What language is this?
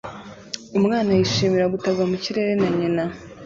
Kinyarwanda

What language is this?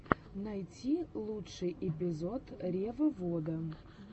Russian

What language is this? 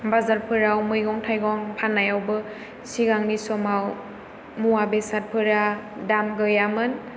Bodo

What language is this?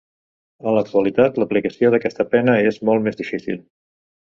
Catalan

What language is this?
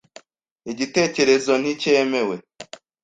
Kinyarwanda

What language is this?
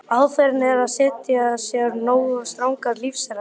Icelandic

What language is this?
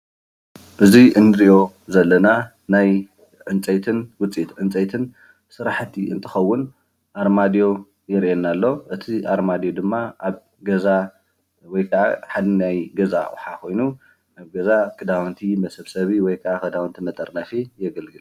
Tigrinya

